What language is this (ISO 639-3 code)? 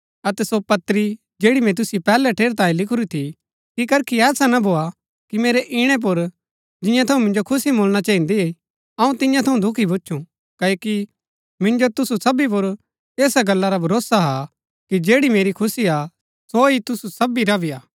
gbk